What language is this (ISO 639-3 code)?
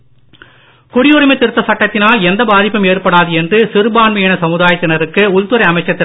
tam